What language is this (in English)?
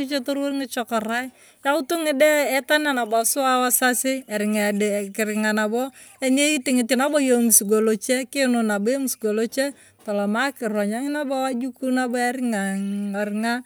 Turkana